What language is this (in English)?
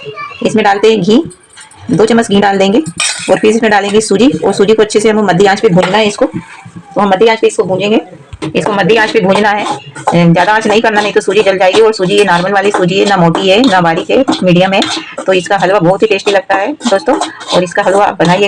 Hindi